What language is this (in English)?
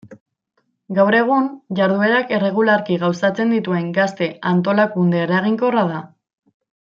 Basque